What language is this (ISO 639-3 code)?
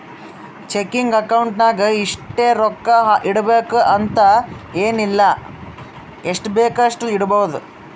kan